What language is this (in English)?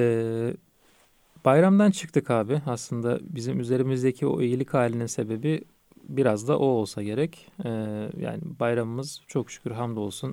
Turkish